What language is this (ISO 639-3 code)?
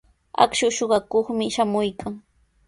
qws